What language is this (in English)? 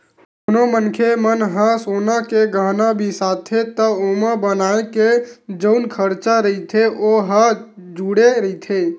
Chhattisgarhi